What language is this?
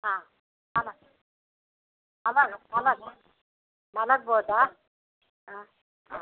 Kannada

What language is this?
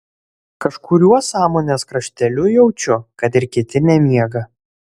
Lithuanian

